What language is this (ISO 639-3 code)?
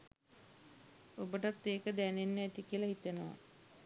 sin